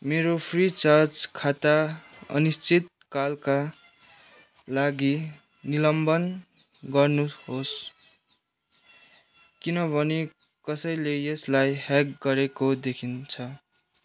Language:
Nepali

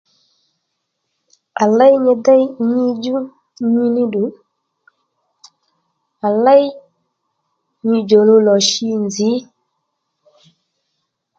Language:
Lendu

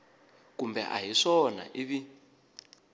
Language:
Tsonga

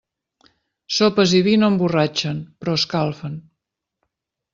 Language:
Catalan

